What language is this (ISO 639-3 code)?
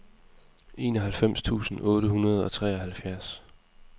dan